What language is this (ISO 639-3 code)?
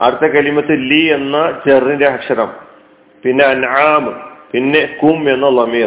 mal